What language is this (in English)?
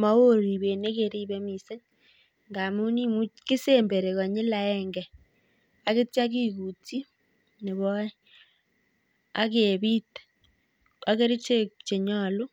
Kalenjin